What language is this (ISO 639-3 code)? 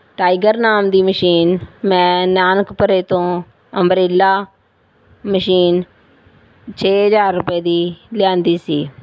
pan